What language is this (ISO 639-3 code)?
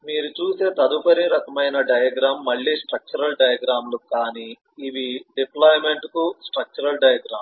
tel